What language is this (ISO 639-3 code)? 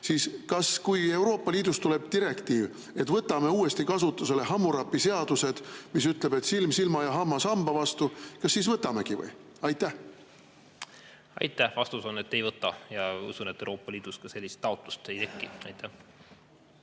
est